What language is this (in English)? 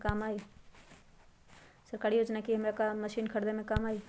Magahi